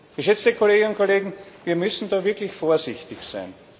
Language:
German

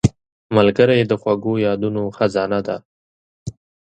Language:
Pashto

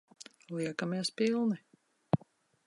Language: Latvian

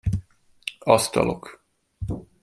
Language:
Hungarian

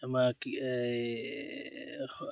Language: Assamese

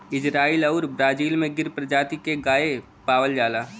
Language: Bhojpuri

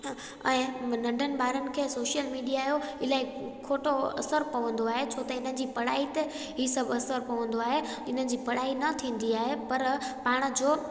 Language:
Sindhi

